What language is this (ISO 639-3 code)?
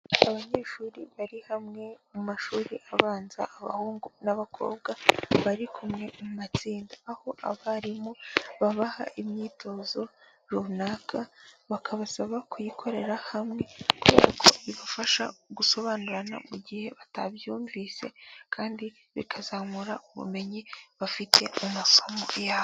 kin